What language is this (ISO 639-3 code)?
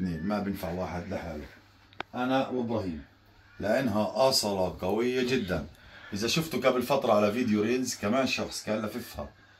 ara